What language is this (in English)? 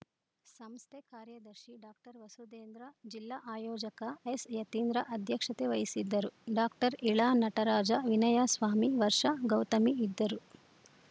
Kannada